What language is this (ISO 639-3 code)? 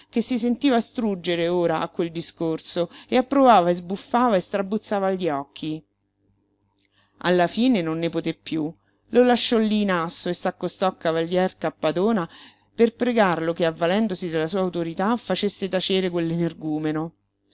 ita